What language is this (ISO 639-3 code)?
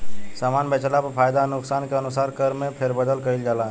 bho